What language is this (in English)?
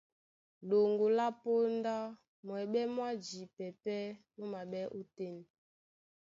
Duala